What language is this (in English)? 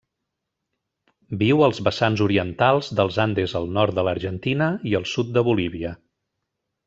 Catalan